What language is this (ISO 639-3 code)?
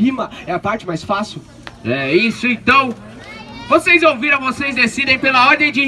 por